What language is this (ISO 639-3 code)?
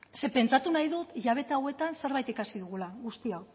eus